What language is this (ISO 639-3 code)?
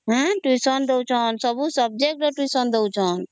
ori